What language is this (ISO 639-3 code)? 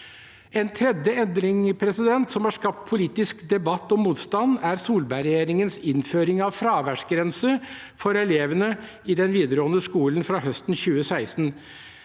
nor